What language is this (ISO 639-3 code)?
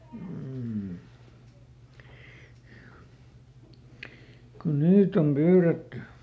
fin